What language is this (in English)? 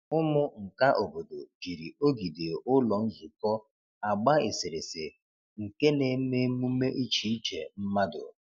Igbo